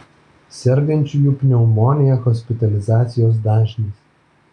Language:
Lithuanian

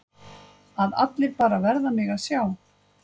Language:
Icelandic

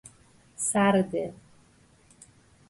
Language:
Persian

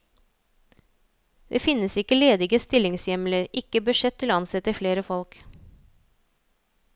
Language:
Norwegian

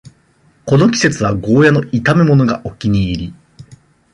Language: Japanese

